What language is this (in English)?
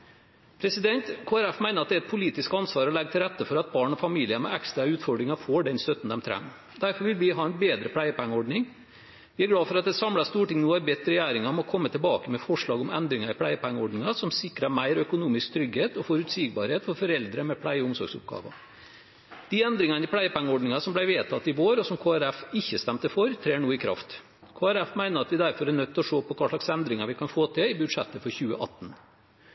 Norwegian Bokmål